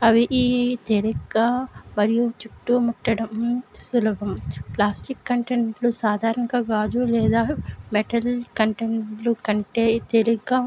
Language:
Telugu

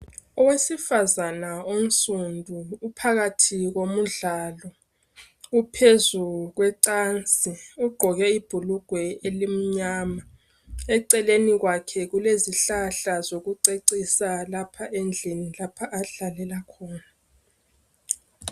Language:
North Ndebele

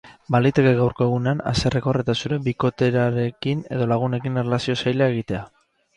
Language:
Basque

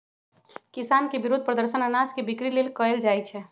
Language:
Magahi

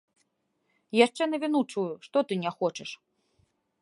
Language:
Belarusian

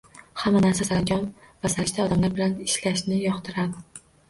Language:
Uzbek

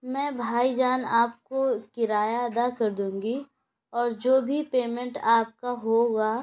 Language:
Urdu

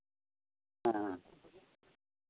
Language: Santali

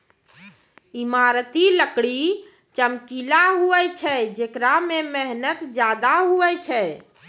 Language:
Maithili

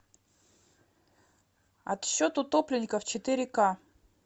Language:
Russian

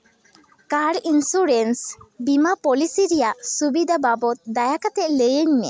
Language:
Santali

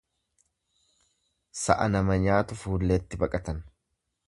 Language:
Oromo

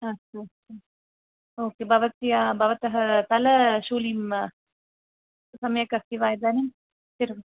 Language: Sanskrit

